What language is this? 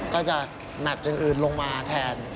Thai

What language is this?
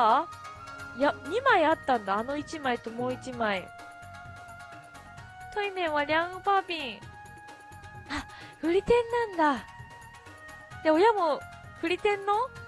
Japanese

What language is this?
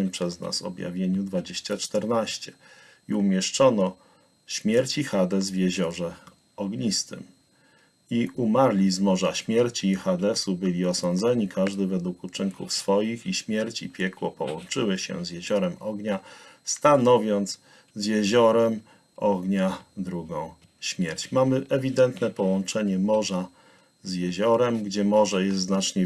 Polish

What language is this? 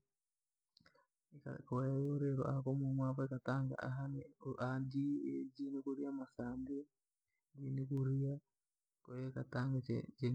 Langi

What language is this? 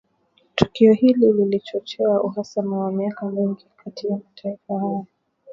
Swahili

